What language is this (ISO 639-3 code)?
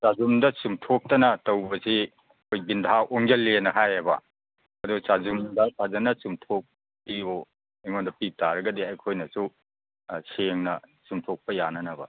mni